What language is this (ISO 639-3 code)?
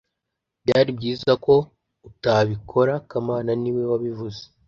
kin